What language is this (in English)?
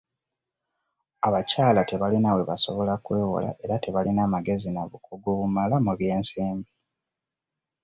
Ganda